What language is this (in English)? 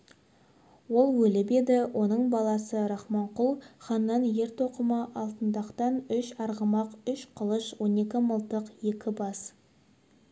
Kazakh